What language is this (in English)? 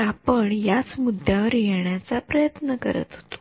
Marathi